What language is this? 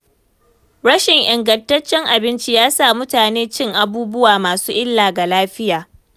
Hausa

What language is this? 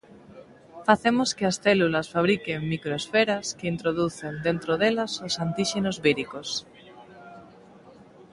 Galician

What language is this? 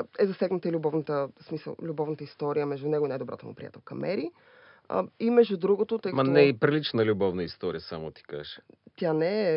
Bulgarian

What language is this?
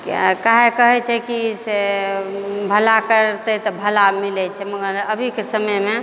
Maithili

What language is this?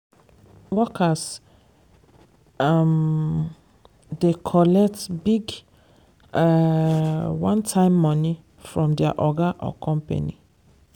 Nigerian Pidgin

